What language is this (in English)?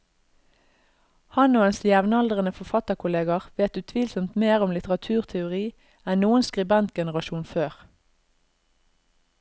Norwegian